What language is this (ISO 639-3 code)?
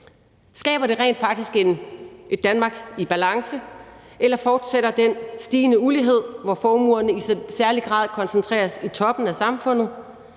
dan